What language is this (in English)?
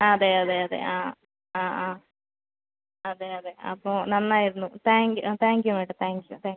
Malayalam